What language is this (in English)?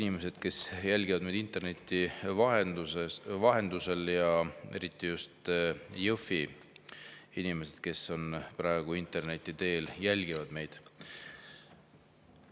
Estonian